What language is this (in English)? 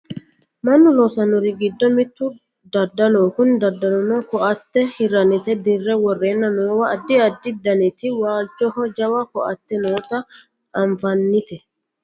Sidamo